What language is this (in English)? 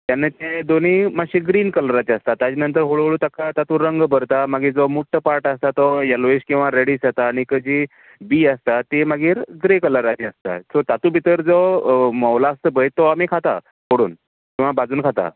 Konkani